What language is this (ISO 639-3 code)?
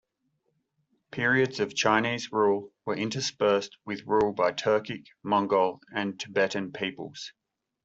eng